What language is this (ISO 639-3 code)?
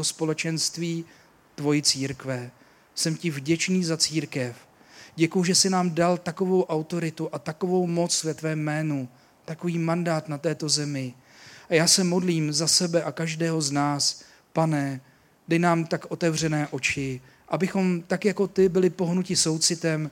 ces